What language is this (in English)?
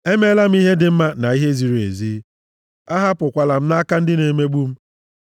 Igbo